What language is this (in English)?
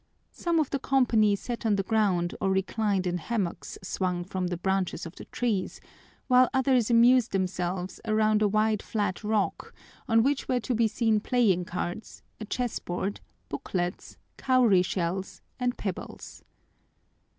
English